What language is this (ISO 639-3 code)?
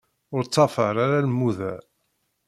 kab